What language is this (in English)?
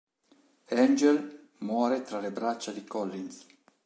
Italian